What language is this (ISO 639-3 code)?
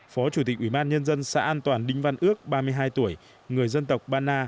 vie